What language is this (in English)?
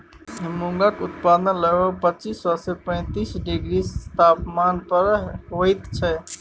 Maithili